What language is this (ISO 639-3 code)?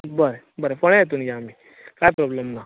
kok